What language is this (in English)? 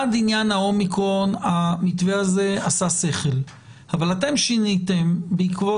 Hebrew